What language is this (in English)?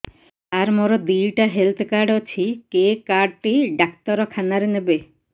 Odia